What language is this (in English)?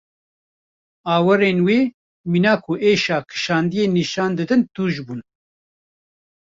Kurdish